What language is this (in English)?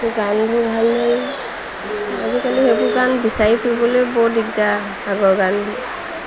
Assamese